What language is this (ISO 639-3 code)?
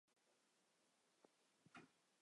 zho